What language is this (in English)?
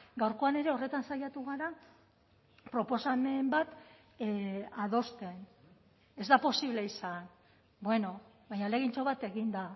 Basque